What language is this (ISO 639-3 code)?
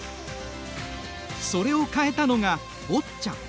jpn